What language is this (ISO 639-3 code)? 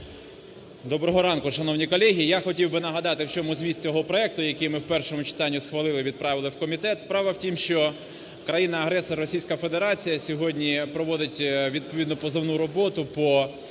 ukr